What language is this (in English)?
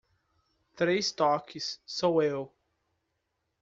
Portuguese